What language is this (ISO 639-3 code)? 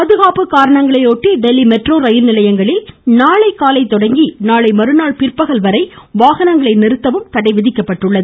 tam